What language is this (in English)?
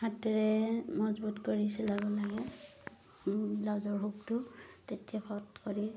Assamese